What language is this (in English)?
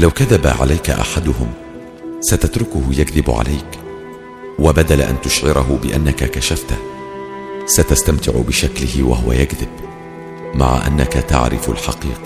Arabic